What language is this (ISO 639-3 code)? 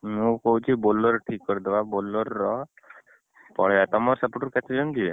ori